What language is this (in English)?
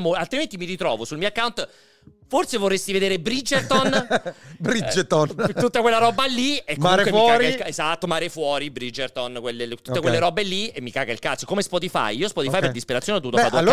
Italian